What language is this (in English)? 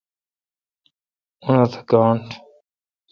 Kalkoti